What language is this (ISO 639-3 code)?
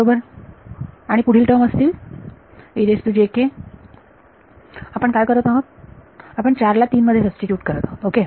mar